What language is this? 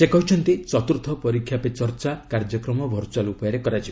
Odia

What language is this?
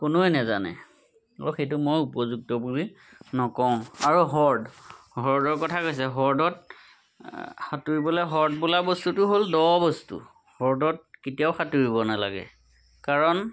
Assamese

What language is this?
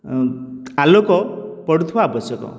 Odia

